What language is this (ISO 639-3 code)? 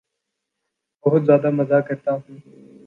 urd